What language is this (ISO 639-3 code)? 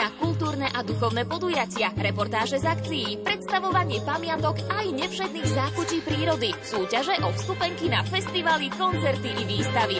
slk